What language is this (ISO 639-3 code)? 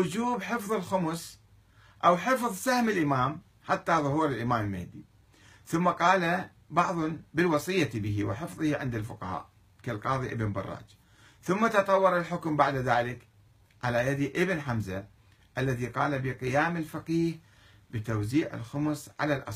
ara